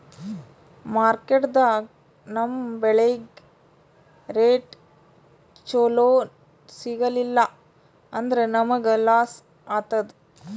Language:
Kannada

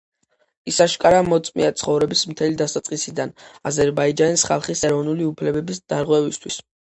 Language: Georgian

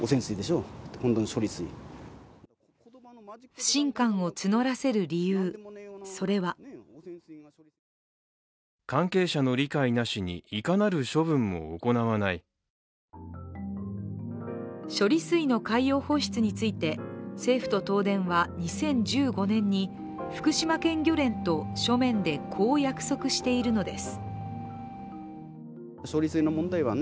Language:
Japanese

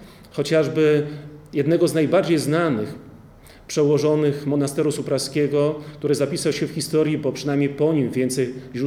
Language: Polish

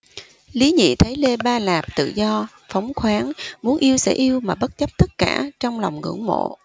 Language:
Vietnamese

